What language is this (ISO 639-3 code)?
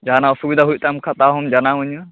sat